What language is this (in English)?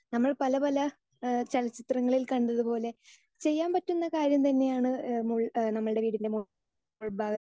Malayalam